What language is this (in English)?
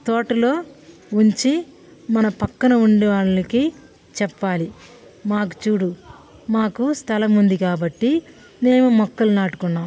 Telugu